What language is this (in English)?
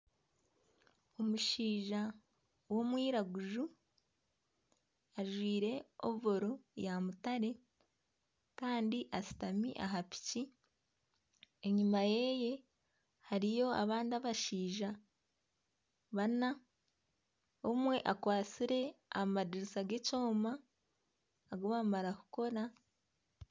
Nyankole